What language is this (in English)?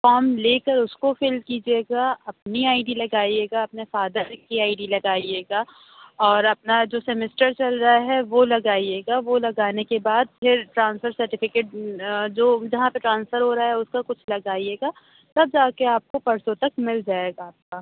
Urdu